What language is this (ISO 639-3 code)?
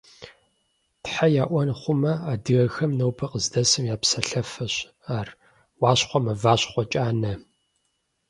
kbd